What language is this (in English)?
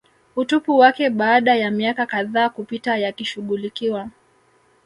Swahili